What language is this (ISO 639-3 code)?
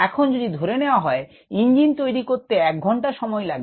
ben